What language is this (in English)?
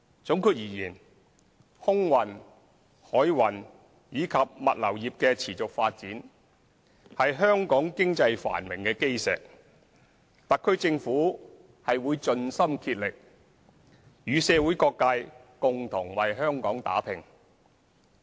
Cantonese